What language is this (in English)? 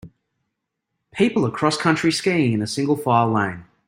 English